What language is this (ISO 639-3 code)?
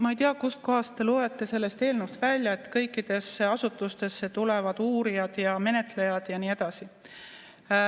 est